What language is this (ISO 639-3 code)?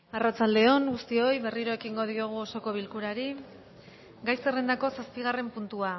eus